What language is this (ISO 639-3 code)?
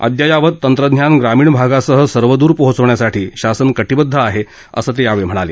mar